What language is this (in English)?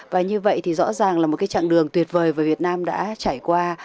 Vietnamese